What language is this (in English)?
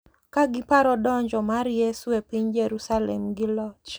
Luo (Kenya and Tanzania)